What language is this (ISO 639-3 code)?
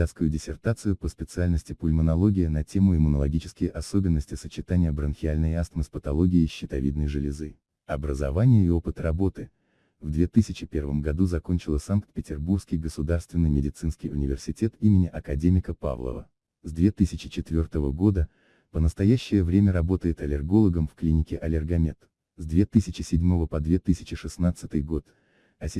rus